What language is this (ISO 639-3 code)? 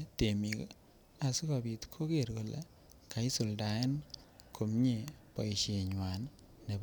kln